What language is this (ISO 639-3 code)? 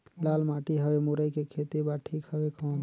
hne